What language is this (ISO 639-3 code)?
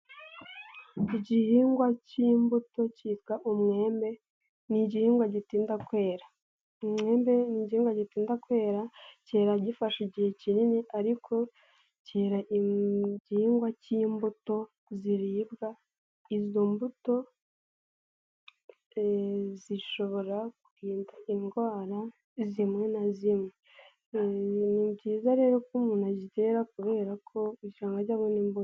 kin